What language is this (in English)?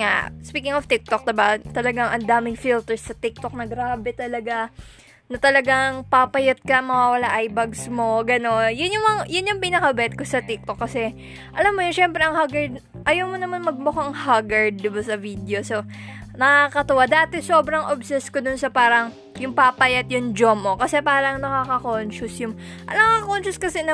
Filipino